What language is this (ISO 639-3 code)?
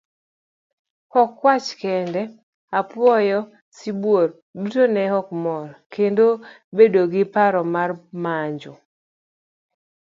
luo